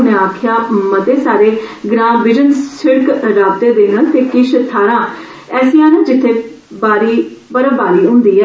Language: Dogri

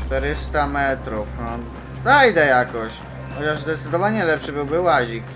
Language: Polish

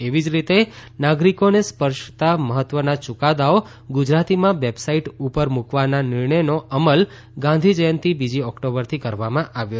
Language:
Gujarati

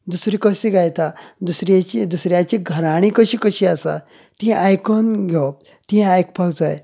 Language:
Konkani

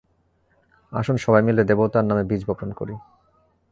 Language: Bangla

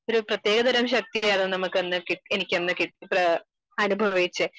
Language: Malayalam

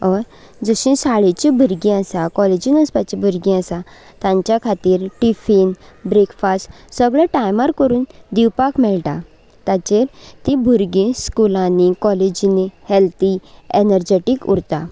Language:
Konkani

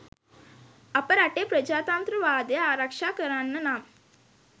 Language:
Sinhala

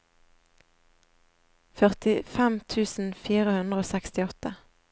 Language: Norwegian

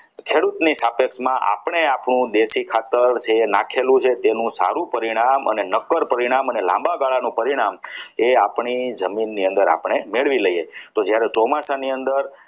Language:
Gujarati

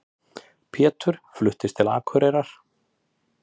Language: Icelandic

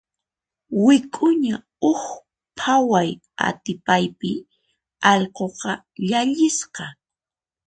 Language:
Puno Quechua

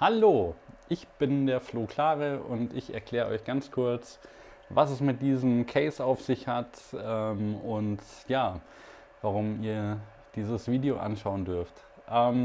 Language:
German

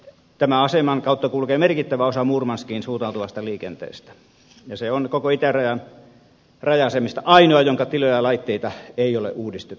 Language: Finnish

